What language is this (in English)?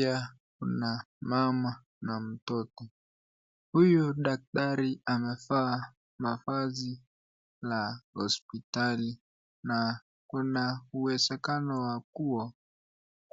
Swahili